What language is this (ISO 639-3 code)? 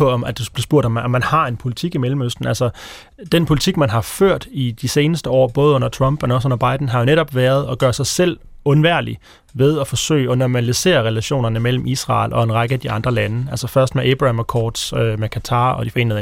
dan